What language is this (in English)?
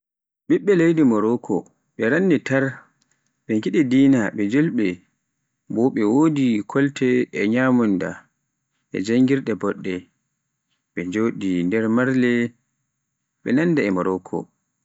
Pular